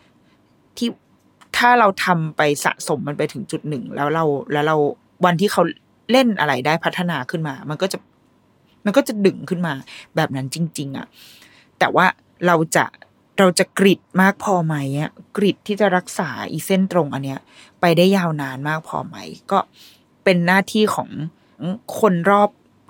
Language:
Thai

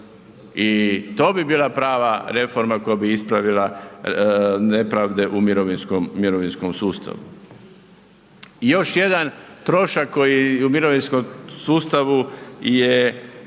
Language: Croatian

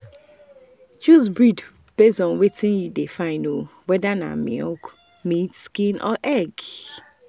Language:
Nigerian Pidgin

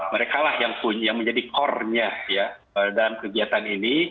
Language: Indonesian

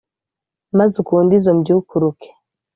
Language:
Kinyarwanda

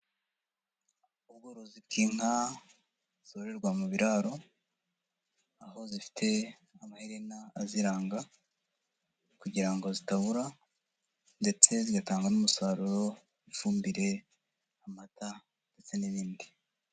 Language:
Kinyarwanda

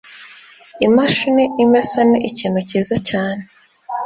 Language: Kinyarwanda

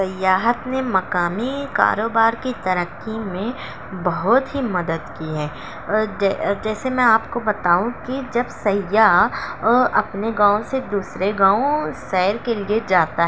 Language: Urdu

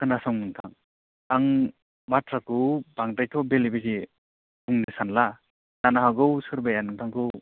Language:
Bodo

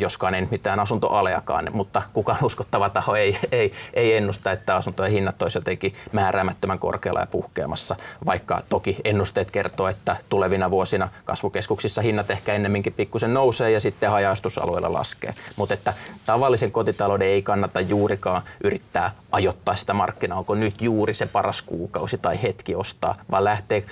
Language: Finnish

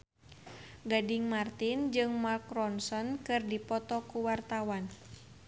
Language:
Sundanese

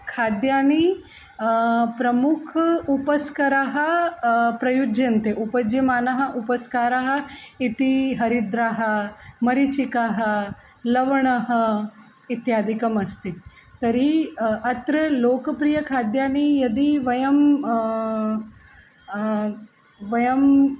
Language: Sanskrit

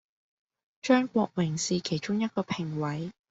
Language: Cantonese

